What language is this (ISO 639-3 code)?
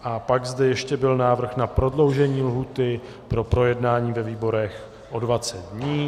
ces